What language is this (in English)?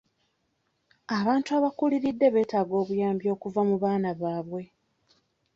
Ganda